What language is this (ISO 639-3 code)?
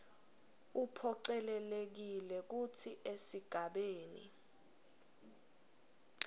ssw